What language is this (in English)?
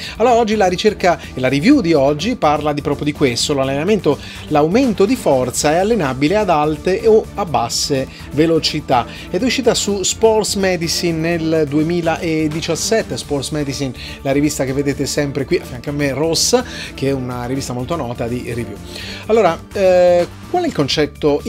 Italian